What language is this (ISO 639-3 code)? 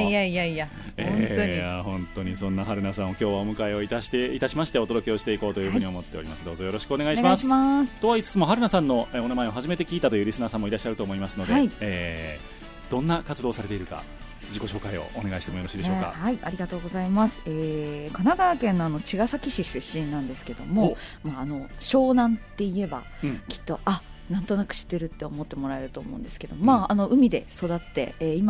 jpn